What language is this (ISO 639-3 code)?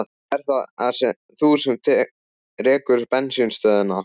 isl